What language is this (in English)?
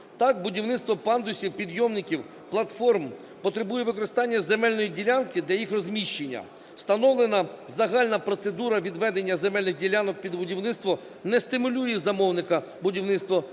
Ukrainian